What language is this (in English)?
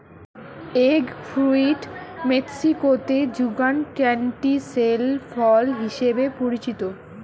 Bangla